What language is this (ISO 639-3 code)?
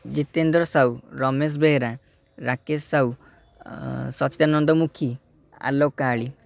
ori